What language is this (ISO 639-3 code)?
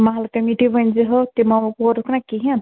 kas